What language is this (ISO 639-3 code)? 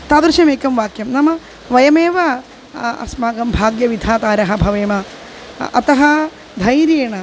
san